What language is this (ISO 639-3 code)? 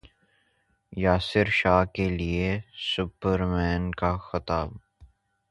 urd